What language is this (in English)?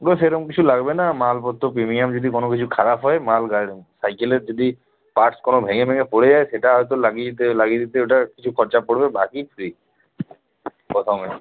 Bangla